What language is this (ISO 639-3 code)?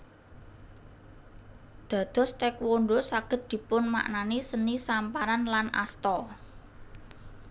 jav